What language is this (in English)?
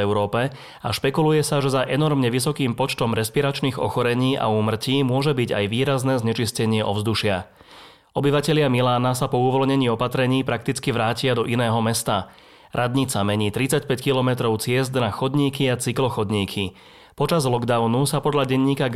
Slovak